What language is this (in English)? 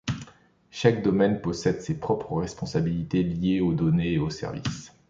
French